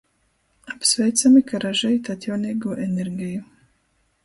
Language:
Latgalian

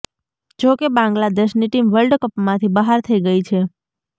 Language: Gujarati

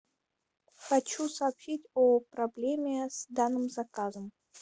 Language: Russian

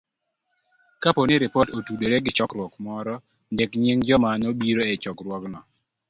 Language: Luo (Kenya and Tanzania)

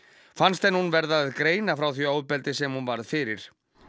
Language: Icelandic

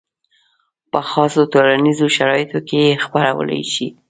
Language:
Pashto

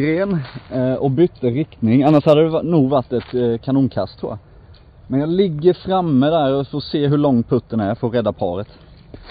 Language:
Swedish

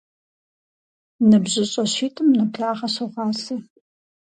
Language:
Kabardian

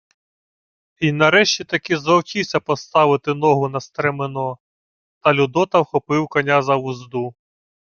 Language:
Ukrainian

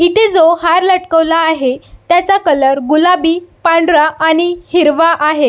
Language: Marathi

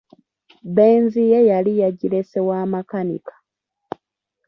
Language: Ganda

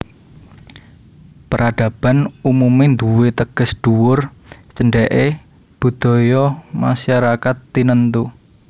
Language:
Javanese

